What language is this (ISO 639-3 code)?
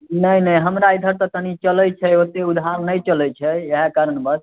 mai